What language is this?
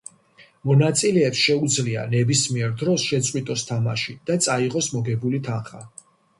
Georgian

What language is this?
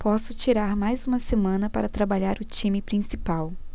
Portuguese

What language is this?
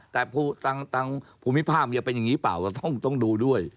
Thai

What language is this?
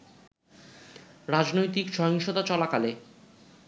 Bangla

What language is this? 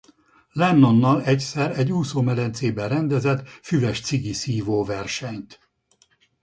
Hungarian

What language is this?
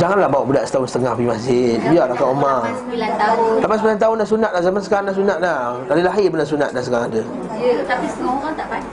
Malay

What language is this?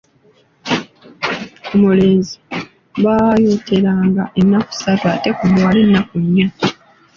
Ganda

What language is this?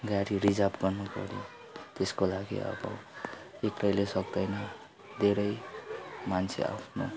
Nepali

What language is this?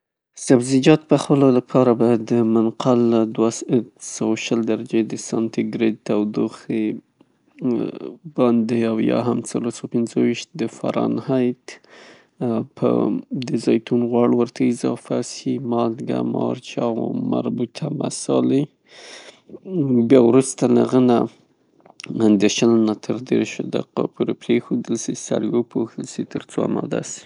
Pashto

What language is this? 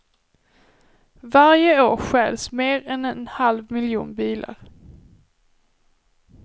Swedish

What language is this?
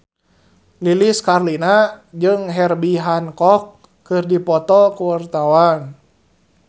Sundanese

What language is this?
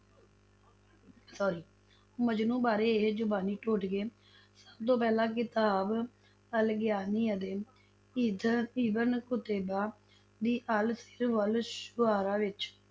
Punjabi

